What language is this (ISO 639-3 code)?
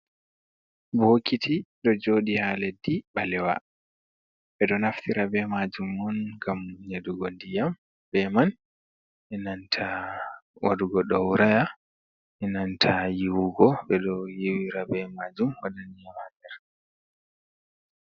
ful